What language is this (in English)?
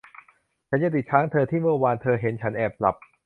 Thai